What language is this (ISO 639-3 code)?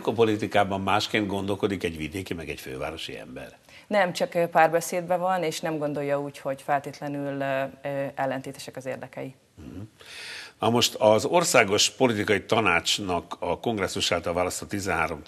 hun